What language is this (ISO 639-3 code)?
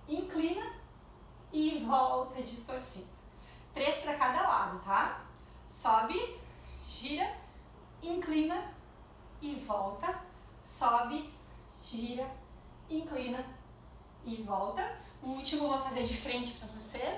por